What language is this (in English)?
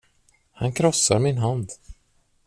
Swedish